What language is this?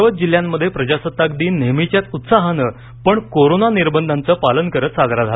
Marathi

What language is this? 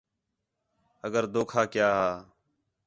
Khetrani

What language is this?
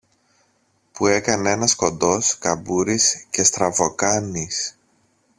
Greek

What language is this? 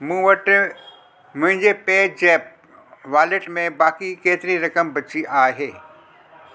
Sindhi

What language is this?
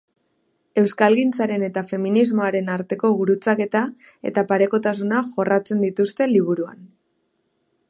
Basque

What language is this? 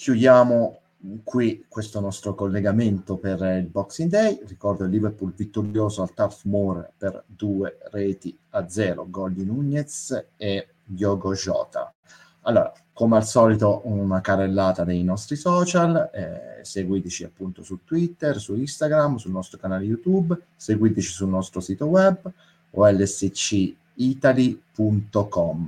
Italian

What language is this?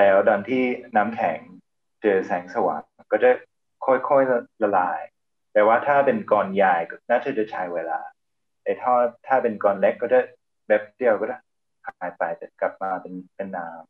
Thai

